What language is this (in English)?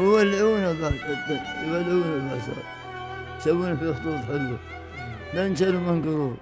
Arabic